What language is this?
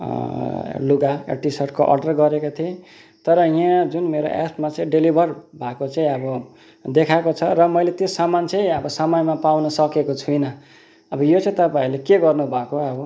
Nepali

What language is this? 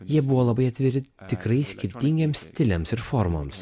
Lithuanian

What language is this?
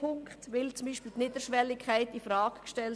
Swiss German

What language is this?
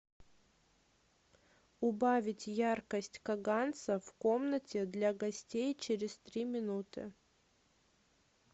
Russian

